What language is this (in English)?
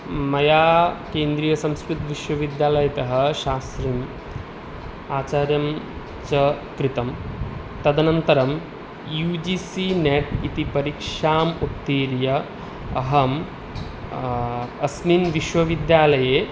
Sanskrit